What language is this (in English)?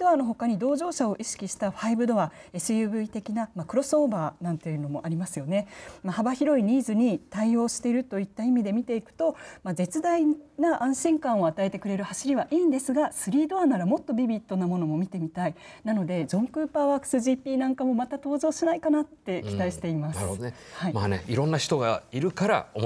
Japanese